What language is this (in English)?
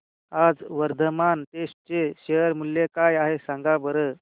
Marathi